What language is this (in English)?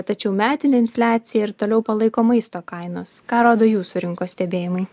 Lithuanian